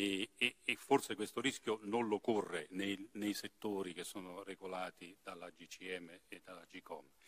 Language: Italian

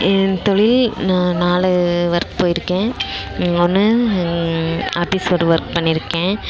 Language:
Tamil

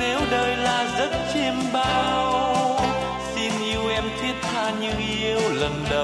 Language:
Vietnamese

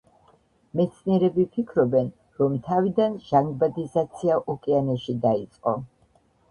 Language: Georgian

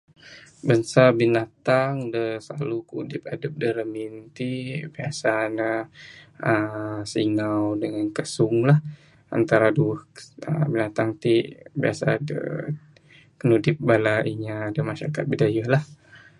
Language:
Bukar-Sadung Bidayuh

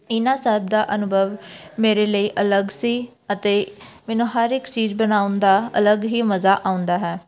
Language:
Punjabi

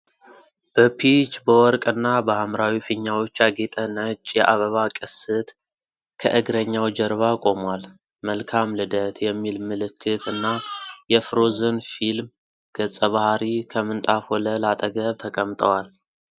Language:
Amharic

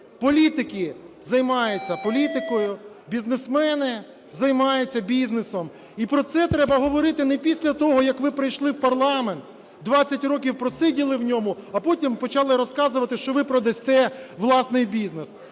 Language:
Ukrainian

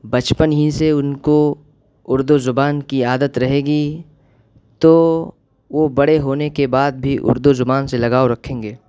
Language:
Urdu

